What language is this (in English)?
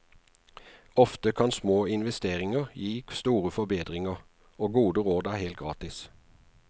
Norwegian